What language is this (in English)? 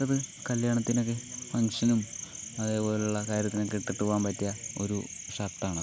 Malayalam